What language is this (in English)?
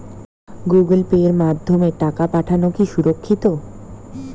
Bangla